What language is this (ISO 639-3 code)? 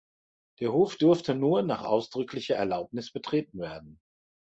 deu